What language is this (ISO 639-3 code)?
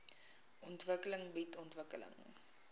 afr